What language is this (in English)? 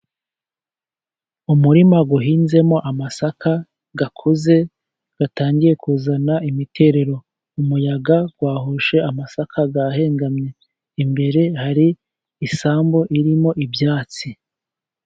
Kinyarwanda